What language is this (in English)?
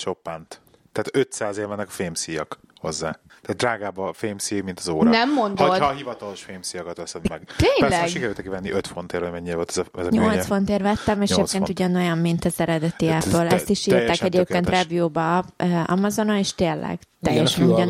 Hungarian